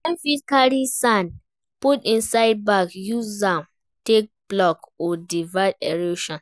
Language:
Nigerian Pidgin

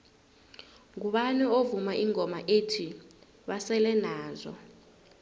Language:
South Ndebele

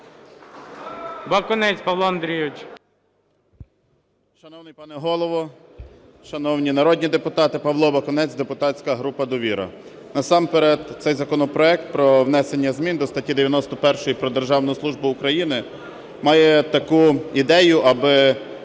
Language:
Ukrainian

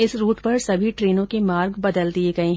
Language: Hindi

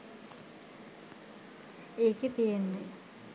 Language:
Sinhala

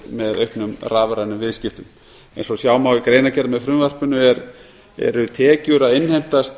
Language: Icelandic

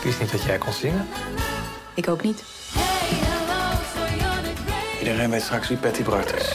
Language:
Dutch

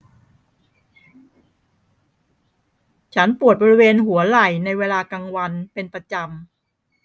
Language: Thai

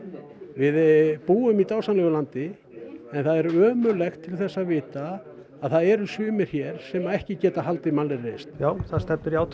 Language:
Icelandic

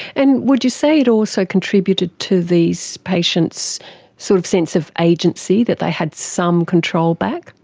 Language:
English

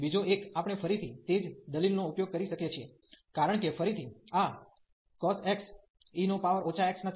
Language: Gujarati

